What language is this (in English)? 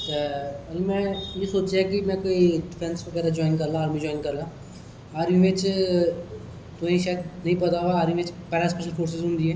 Dogri